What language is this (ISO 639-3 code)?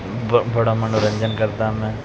pan